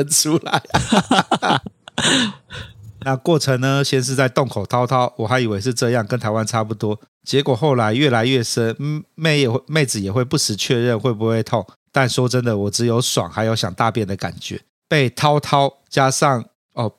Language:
Chinese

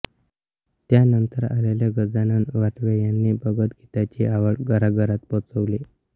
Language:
Marathi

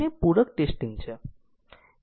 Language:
Gujarati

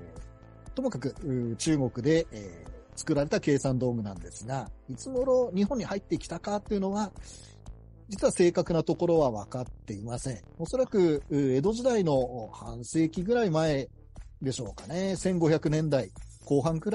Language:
Japanese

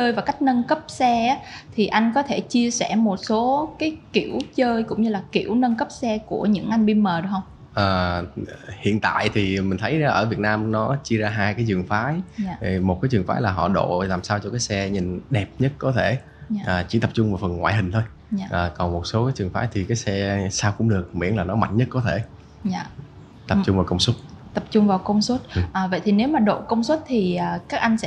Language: Vietnamese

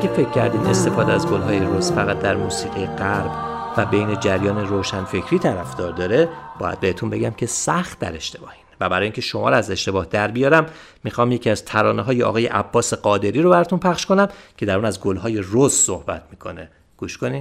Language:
Persian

